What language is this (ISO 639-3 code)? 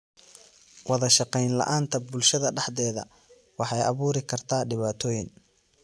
som